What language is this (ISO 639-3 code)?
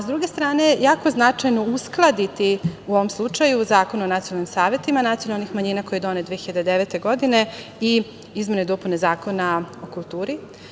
srp